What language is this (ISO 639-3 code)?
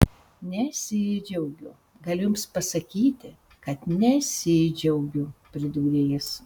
lit